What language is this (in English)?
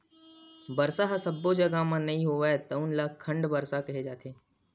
Chhattisgarhi